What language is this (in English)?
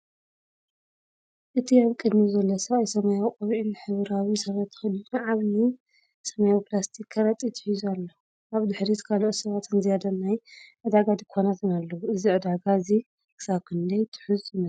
Tigrinya